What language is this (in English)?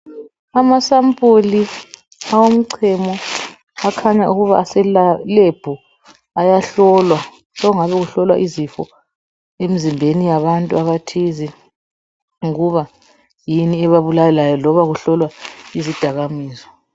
North Ndebele